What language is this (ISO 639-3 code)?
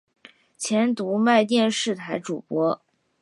zho